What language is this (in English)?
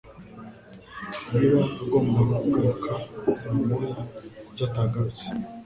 Kinyarwanda